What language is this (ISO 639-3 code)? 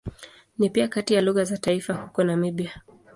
swa